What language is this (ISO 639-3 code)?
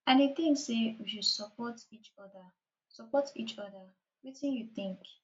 pcm